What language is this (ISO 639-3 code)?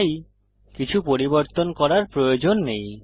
ben